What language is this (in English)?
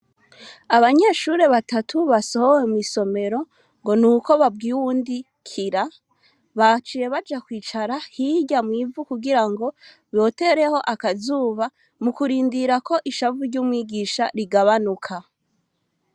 Rundi